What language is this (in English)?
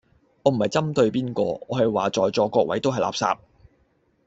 Cantonese